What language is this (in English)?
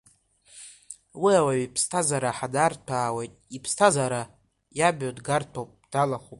Abkhazian